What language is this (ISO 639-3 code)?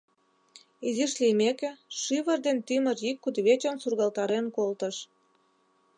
chm